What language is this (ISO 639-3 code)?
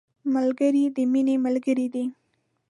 pus